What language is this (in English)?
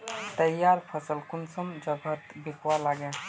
Magahi